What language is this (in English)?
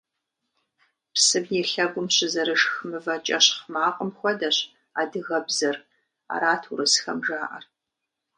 Kabardian